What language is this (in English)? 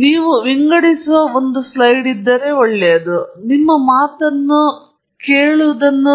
Kannada